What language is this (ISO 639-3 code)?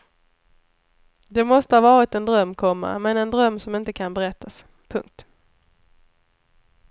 swe